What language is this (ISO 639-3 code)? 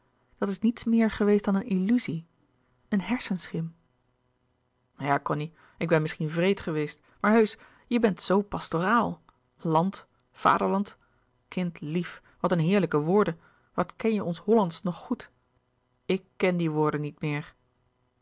nld